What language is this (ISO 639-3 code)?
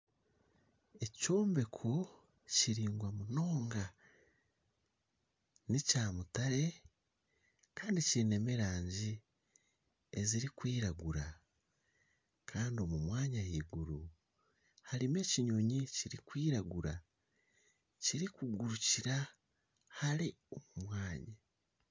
nyn